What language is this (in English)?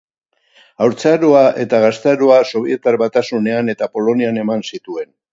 Basque